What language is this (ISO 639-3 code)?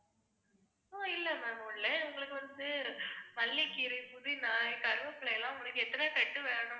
tam